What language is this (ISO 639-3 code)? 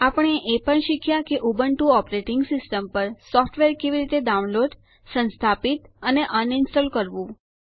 guj